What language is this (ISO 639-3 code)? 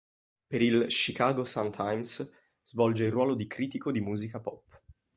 ita